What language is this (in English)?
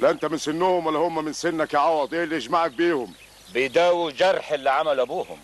Arabic